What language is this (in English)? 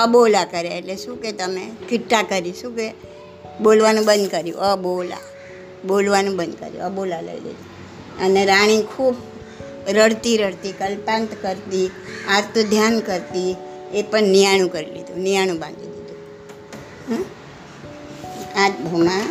Gujarati